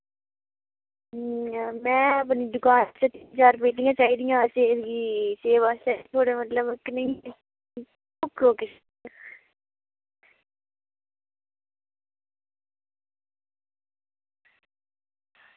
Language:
Dogri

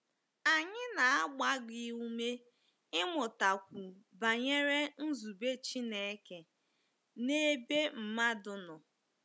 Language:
Igbo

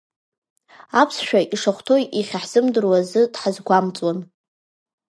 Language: Abkhazian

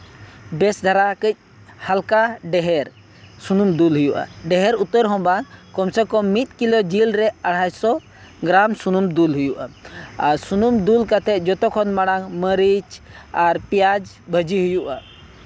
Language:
Santali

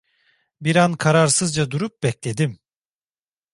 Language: Turkish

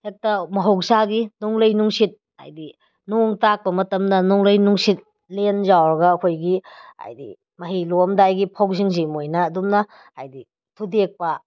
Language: Manipuri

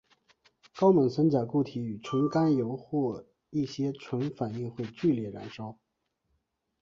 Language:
Chinese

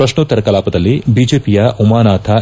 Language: Kannada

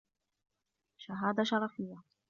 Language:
Arabic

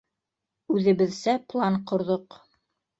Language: Bashkir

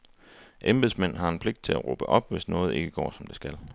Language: Danish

